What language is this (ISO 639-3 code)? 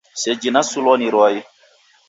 dav